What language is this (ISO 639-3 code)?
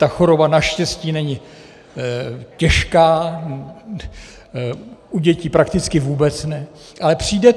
ces